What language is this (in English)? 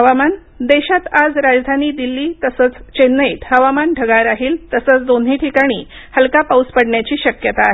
Marathi